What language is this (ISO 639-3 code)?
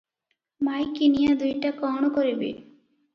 ori